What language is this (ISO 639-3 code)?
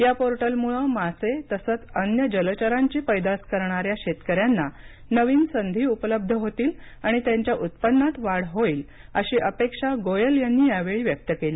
mar